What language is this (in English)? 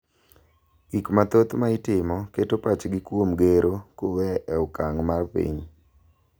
Luo (Kenya and Tanzania)